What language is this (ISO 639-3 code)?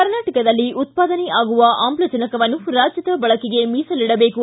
kan